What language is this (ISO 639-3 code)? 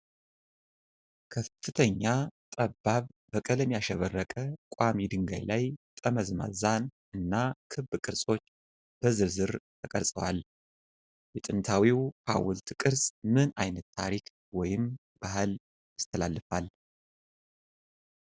amh